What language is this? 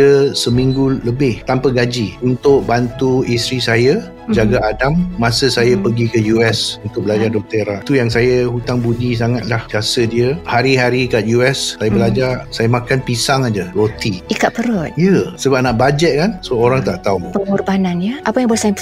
Malay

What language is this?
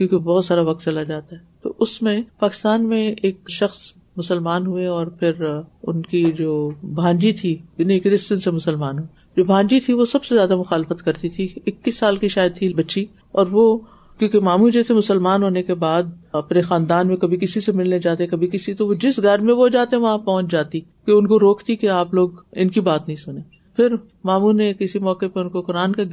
Urdu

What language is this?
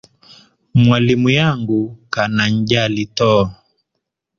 Swahili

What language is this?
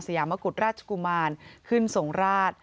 Thai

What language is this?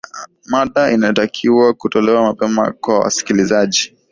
Swahili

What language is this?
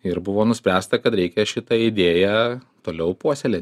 Lithuanian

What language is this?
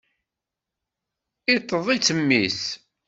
Kabyle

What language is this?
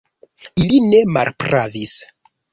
Esperanto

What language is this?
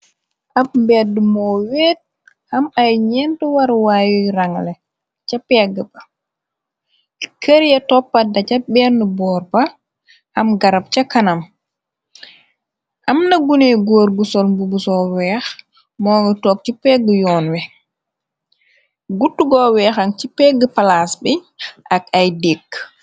Wolof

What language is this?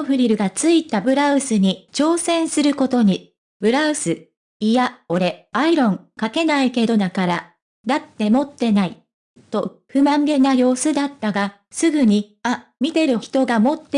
Japanese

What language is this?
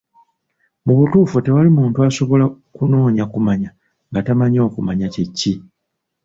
Ganda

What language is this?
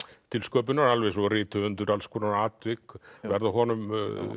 Icelandic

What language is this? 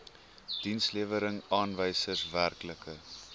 Afrikaans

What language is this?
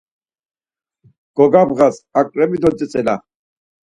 Laz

